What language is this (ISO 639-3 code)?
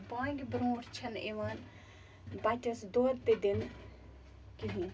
kas